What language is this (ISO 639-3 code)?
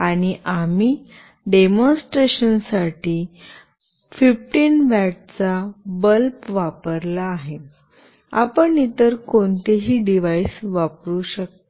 mar